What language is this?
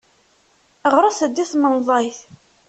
Kabyle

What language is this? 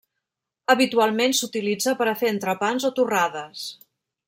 Catalan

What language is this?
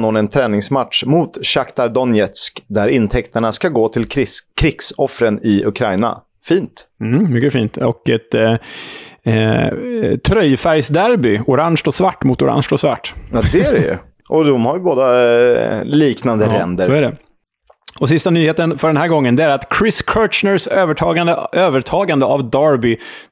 Swedish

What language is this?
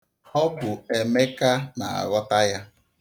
Igbo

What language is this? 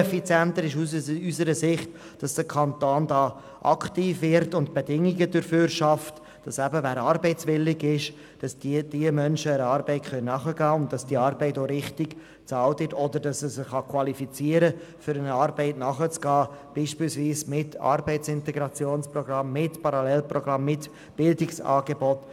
Swiss German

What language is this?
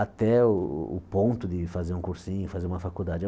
Portuguese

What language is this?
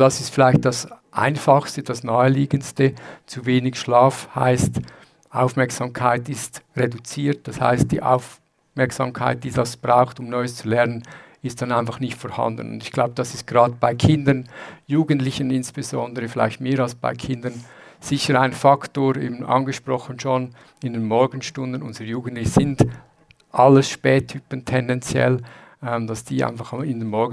German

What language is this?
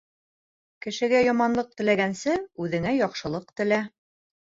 Bashkir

